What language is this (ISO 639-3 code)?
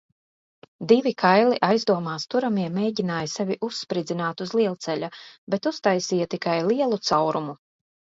lav